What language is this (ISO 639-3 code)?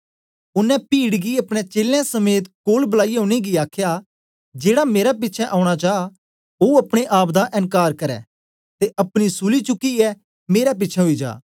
doi